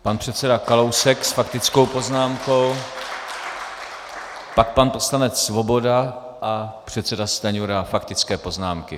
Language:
Czech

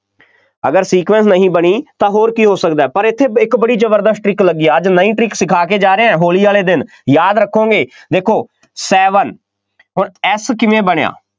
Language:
Punjabi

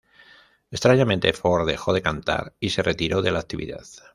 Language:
Spanish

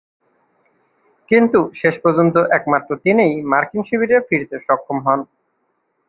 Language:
Bangla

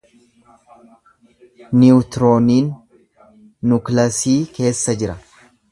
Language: Oromo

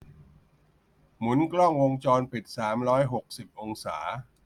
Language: Thai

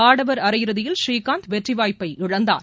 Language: Tamil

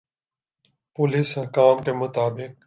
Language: Urdu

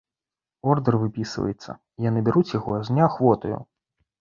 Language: Belarusian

